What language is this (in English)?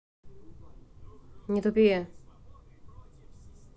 Russian